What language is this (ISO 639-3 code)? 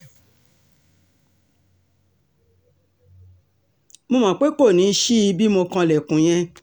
yor